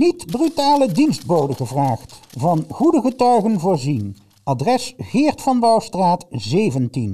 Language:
Dutch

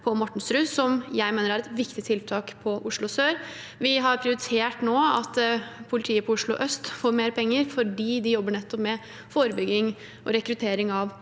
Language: Norwegian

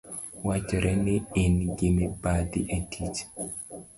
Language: Luo (Kenya and Tanzania)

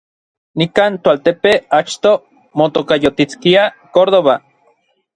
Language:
Orizaba Nahuatl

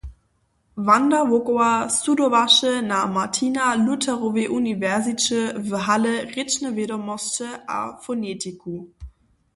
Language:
Upper Sorbian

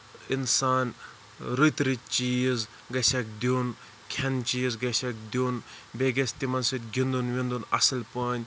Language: Kashmiri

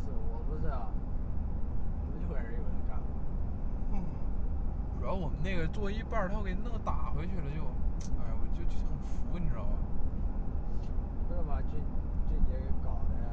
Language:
Chinese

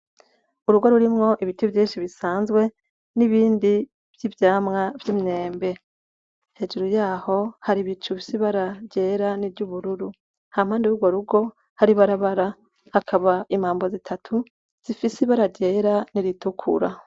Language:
Rundi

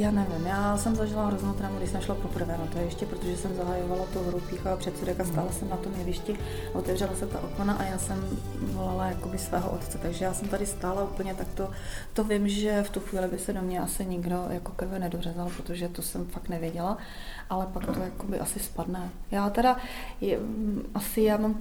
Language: Czech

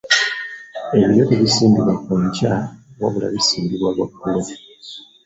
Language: Ganda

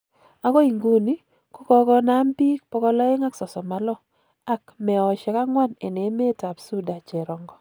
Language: Kalenjin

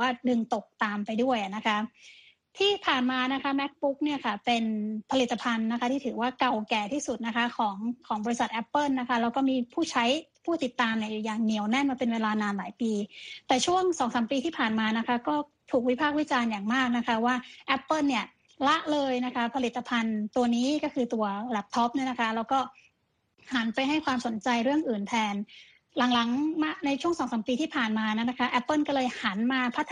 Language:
Thai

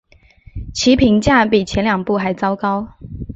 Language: Chinese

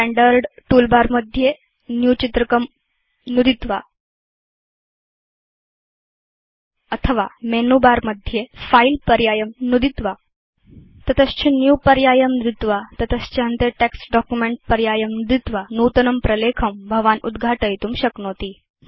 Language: Sanskrit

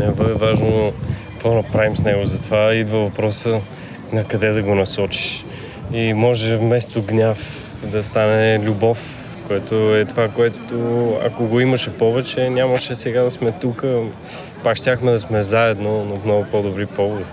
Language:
Bulgarian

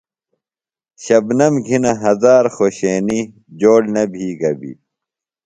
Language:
Phalura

